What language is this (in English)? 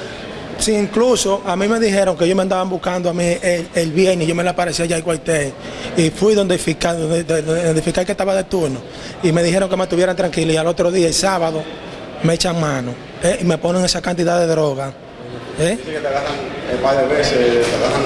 Spanish